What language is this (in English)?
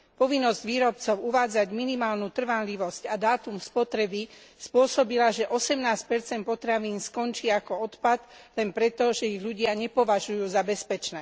Slovak